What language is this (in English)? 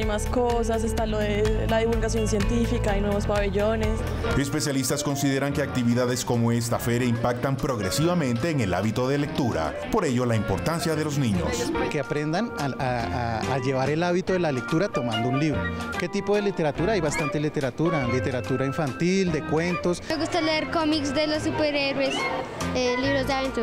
Spanish